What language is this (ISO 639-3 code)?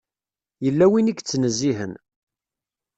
kab